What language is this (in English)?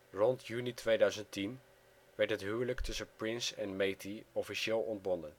Dutch